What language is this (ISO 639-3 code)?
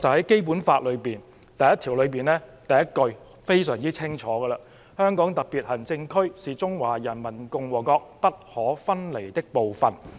yue